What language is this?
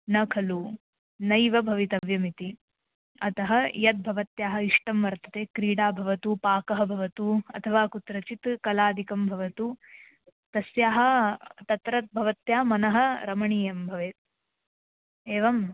Sanskrit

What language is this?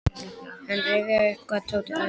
Icelandic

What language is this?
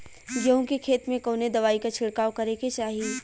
Bhojpuri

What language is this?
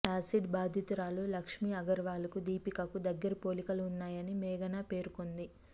Telugu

